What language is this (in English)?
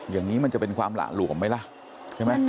Thai